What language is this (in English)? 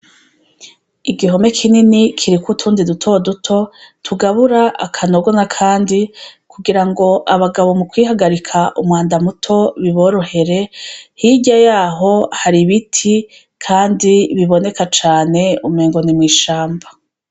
Rundi